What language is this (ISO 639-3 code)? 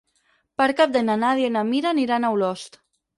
cat